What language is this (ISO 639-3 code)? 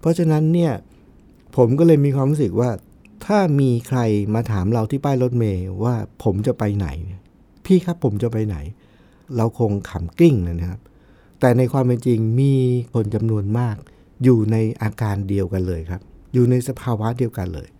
tha